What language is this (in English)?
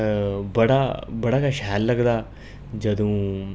Dogri